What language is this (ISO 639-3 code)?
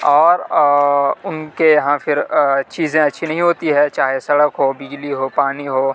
urd